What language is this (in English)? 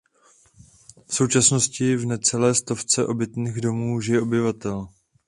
Czech